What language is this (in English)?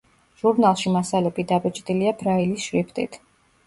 Georgian